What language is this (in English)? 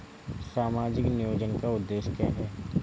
Hindi